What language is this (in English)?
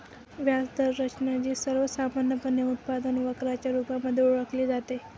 Marathi